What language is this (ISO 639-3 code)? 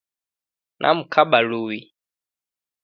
dav